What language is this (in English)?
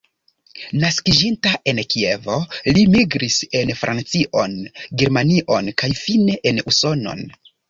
Esperanto